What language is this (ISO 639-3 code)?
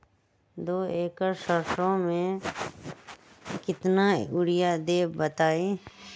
mag